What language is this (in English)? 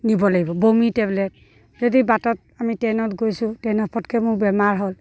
Assamese